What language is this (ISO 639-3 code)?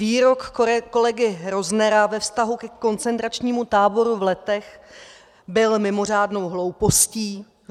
ces